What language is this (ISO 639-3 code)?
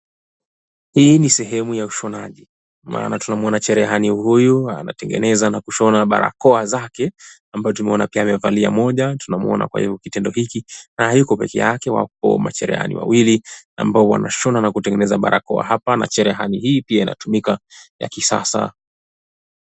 swa